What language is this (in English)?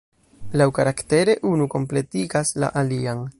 Esperanto